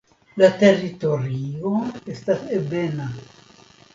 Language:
Esperanto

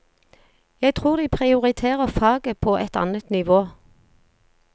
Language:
Norwegian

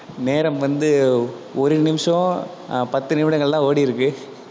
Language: Tamil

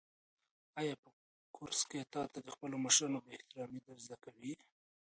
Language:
Pashto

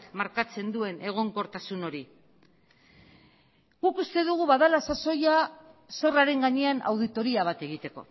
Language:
Basque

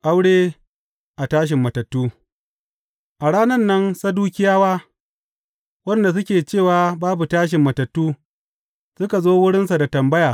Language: Hausa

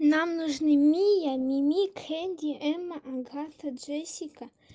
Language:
Russian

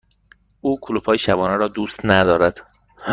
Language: Persian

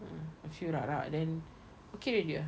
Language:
English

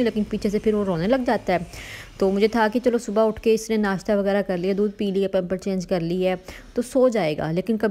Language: Hindi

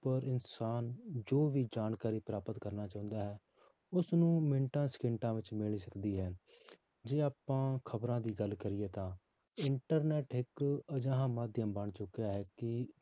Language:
Punjabi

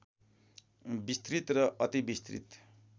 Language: Nepali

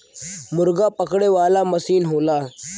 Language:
Bhojpuri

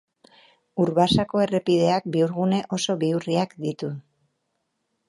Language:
Basque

